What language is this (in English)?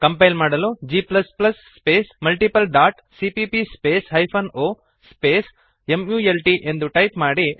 Kannada